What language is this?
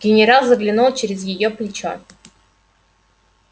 Russian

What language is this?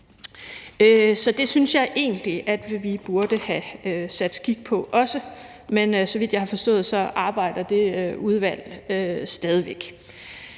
Danish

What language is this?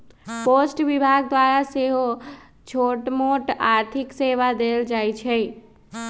Magahi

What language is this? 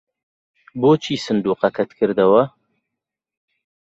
Central Kurdish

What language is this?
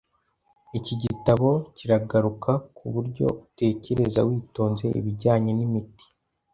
Kinyarwanda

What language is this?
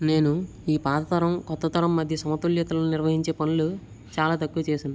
Telugu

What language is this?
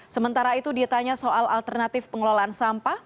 Indonesian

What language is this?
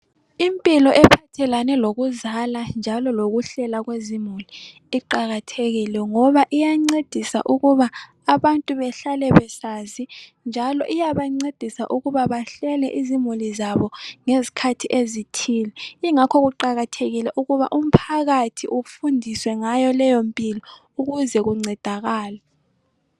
North Ndebele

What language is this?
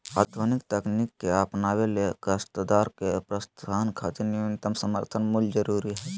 Magahi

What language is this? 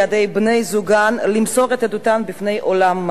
Hebrew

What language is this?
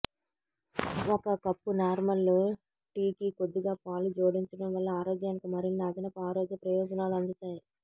Telugu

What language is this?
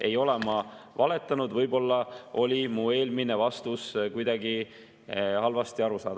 Estonian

